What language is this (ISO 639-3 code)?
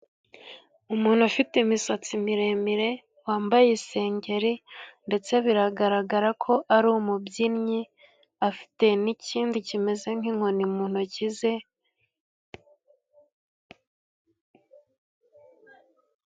kin